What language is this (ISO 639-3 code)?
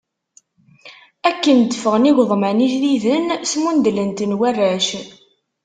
kab